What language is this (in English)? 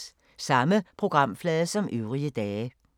Danish